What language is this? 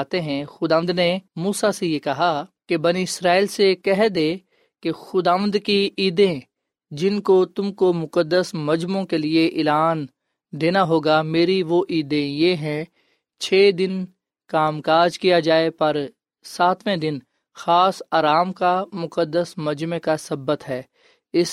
Urdu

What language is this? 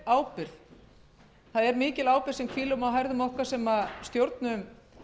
Icelandic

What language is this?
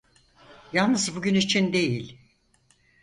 Turkish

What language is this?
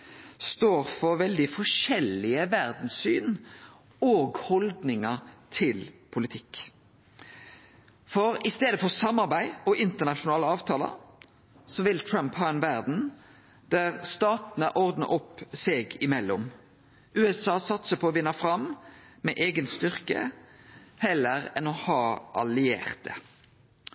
Norwegian Nynorsk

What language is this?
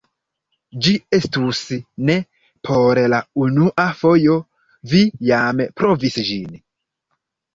Esperanto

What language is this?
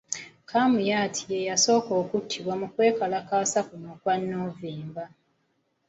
Ganda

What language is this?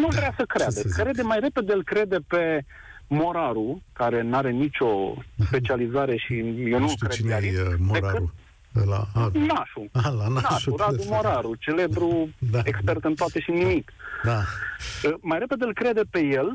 Romanian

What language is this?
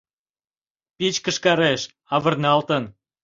Mari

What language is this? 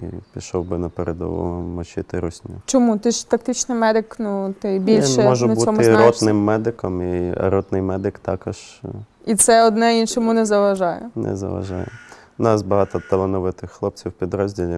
Ukrainian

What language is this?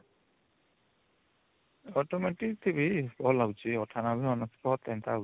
Odia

